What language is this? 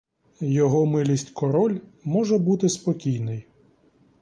Ukrainian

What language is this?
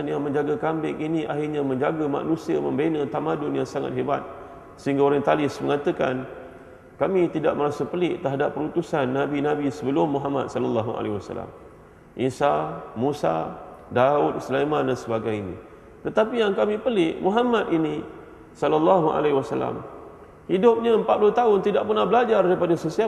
Malay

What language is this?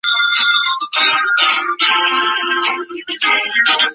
Chinese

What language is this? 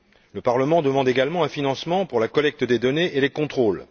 French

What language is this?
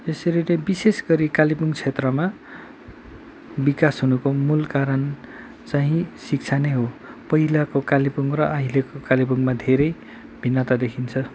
Nepali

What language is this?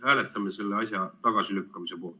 Estonian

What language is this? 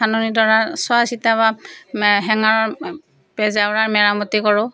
Assamese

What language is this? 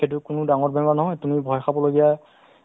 Assamese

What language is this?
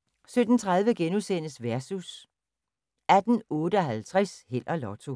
Danish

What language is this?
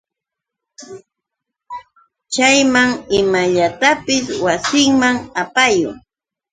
Yauyos Quechua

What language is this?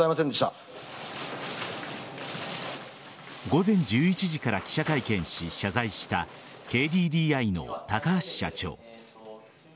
Japanese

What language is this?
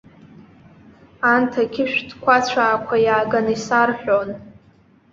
Abkhazian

